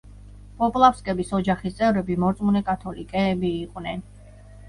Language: Georgian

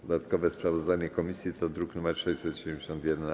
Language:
Polish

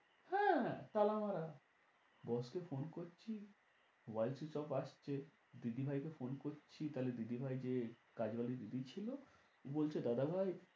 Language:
Bangla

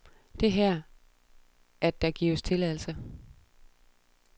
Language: Danish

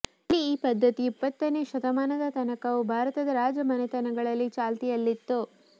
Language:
Kannada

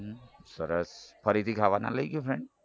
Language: Gujarati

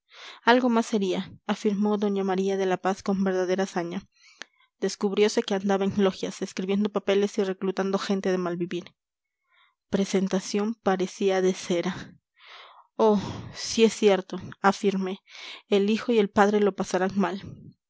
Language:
Spanish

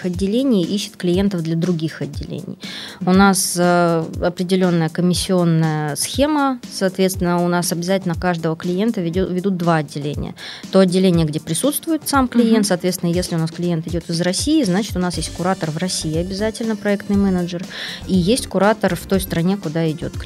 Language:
Russian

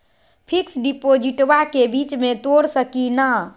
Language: Magahi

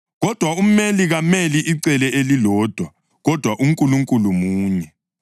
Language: North Ndebele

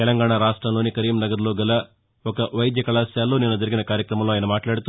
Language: Telugu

